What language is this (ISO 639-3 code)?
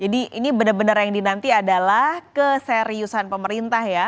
ind